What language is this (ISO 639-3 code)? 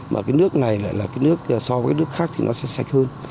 vie